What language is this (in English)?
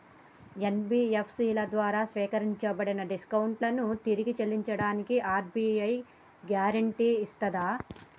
Telugu